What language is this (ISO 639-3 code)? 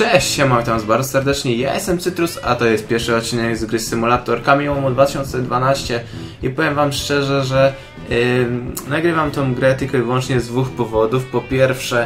pol